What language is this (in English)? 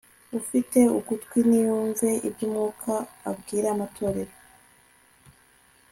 Kinyarwanda